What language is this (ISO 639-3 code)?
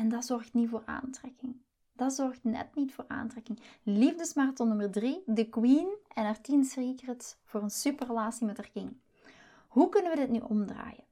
nld